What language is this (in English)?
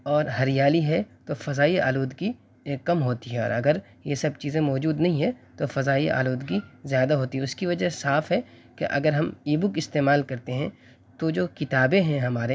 Urdu